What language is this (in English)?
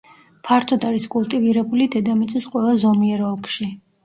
Georgian